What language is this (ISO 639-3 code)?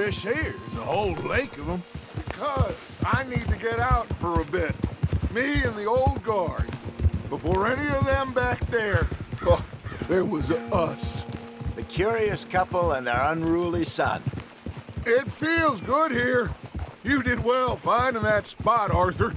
eng